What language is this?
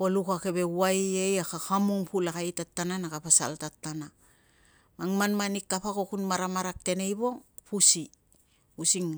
Tungag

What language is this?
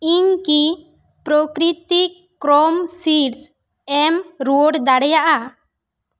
Santali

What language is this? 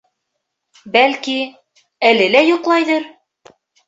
Bashkir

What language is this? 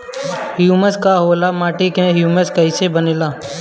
Bhojpuri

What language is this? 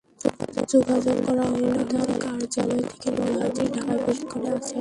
Bangla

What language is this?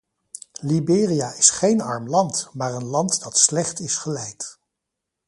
Dutch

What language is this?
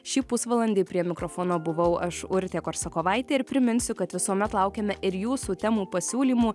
Lithuanian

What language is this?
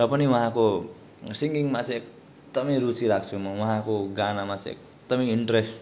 Nepali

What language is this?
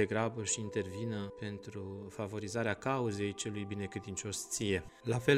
Romanian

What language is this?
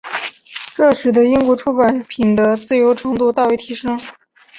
Chinese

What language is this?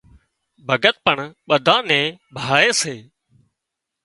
Wadiyara Koli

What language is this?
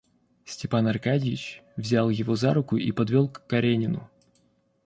Russian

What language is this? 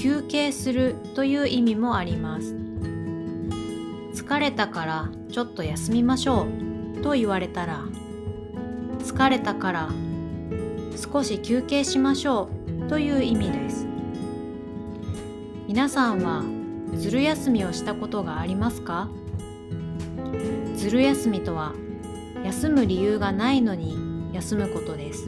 Japanese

